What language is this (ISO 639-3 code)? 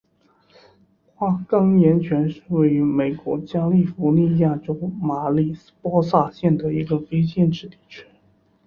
zho